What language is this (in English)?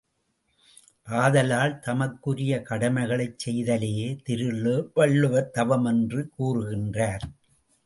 Tamil